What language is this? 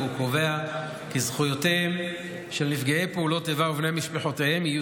Hebrew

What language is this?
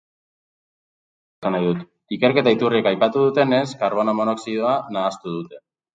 Basque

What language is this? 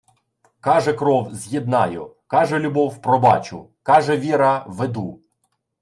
Ukrainian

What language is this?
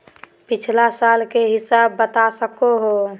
Magahi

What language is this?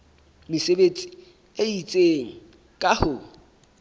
Southern Sotho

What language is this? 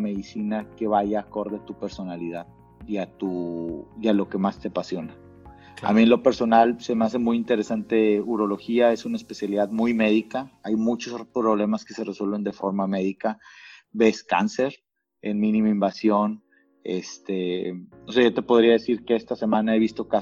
Spanish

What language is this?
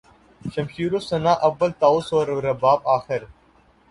Urdu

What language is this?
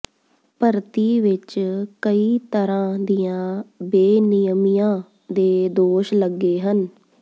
Punjabi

